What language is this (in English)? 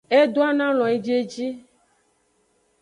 Aja (Benin)